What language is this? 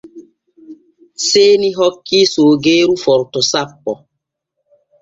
Borgu Fulfulde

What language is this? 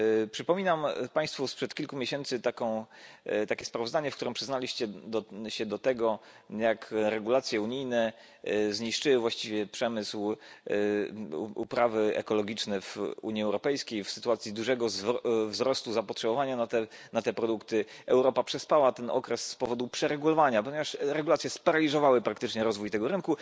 Polish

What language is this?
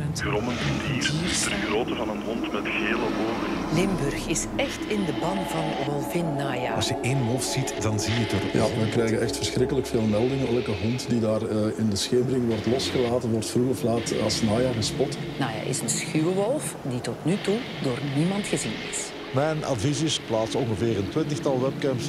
Dutch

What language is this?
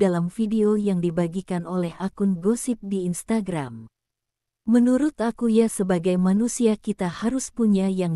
Indonesian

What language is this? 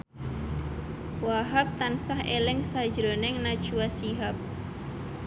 Javanese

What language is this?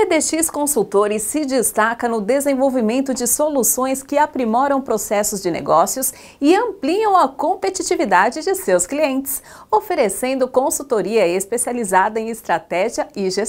Portuguese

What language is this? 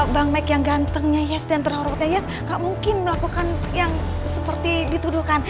Indonesian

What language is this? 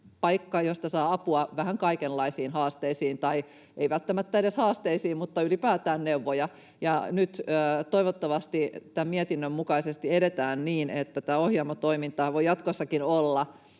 Finnish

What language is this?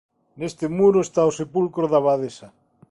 Galician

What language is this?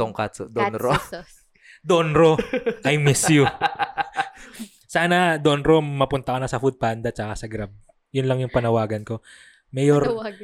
Filipino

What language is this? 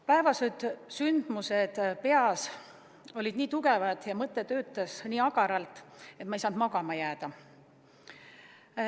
Estonian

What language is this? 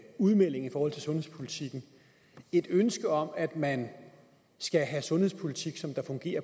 Danish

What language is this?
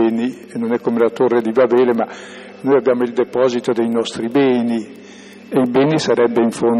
Italian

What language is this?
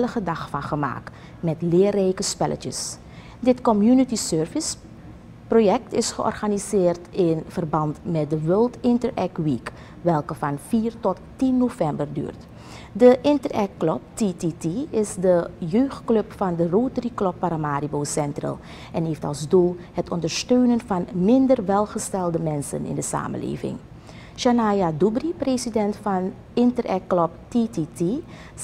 Dutch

